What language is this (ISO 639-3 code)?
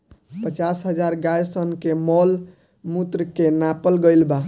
bho